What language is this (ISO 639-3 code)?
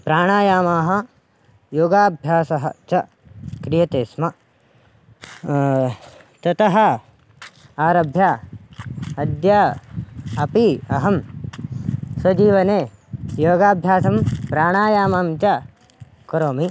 san